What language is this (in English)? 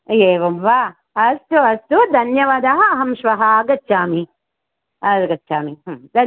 Sanskrit